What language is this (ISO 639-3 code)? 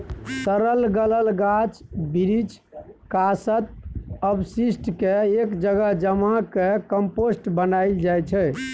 mai